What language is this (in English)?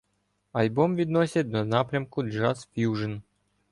Ukrainian